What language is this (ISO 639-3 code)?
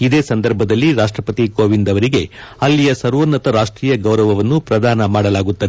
kan